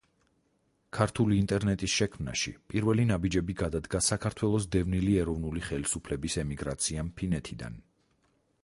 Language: Georgian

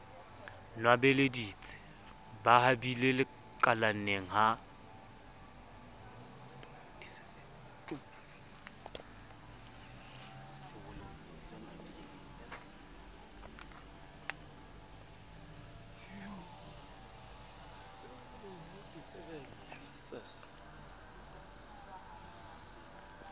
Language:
Southern Sotho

